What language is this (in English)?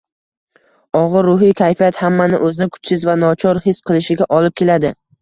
Uzbek